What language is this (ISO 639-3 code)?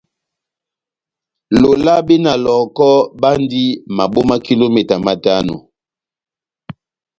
bnm